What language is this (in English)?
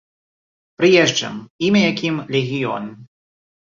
Belarusian